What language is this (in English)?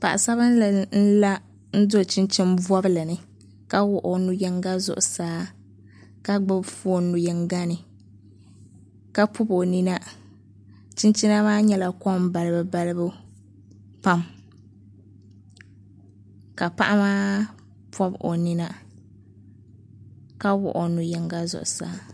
Dagbani